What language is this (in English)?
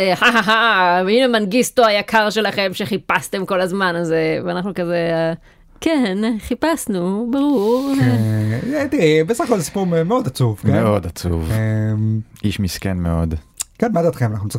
Hebrew